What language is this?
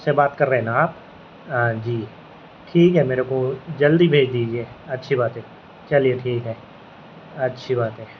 Urdu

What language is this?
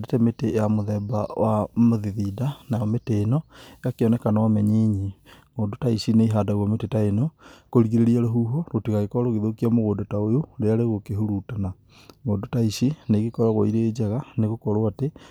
Kikuyu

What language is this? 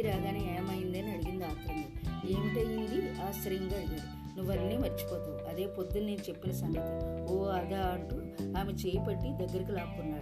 Telugu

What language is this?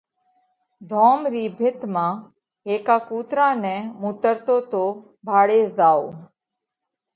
Parkari Koli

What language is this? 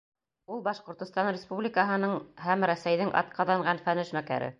Bashkir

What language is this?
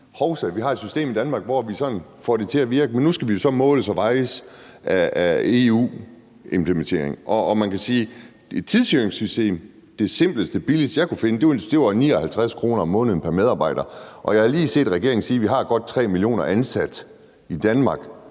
Danish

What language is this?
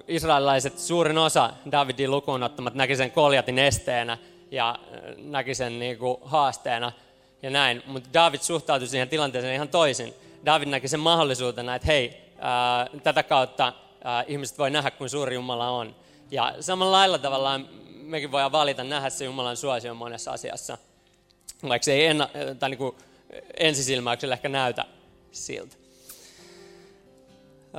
Finnish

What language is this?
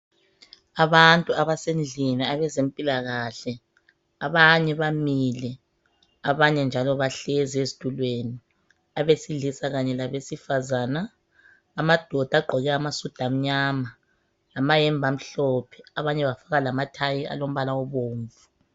North Ndebele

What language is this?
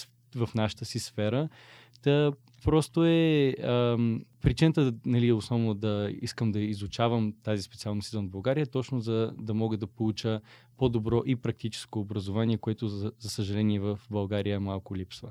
Bulgarian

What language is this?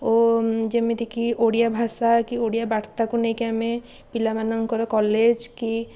Odia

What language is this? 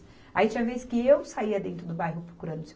Portuguese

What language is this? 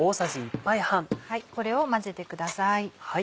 Japanese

